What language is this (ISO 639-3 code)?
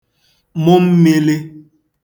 ibo